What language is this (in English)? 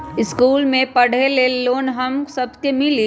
Magahi